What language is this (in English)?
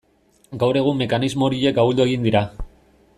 Basque